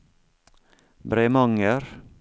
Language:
Norwegian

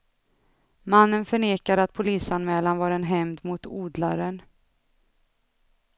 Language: Swedish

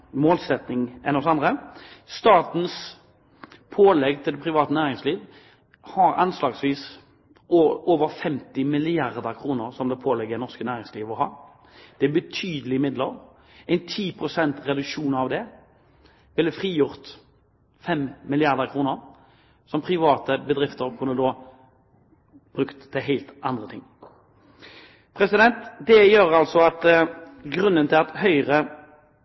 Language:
Norwegian Bokmål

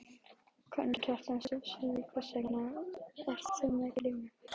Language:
Icelandic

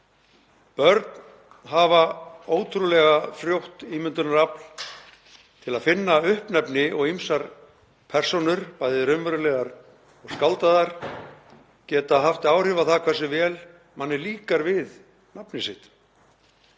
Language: Icelandic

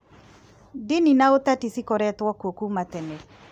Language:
Kikuyu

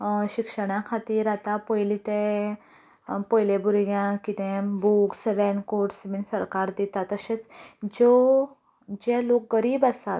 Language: Konkani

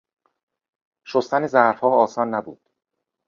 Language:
Persian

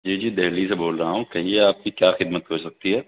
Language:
Urdu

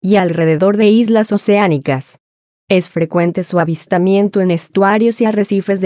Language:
Spanish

